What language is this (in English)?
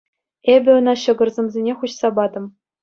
Chuvash